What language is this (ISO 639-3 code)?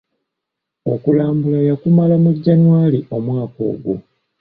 lug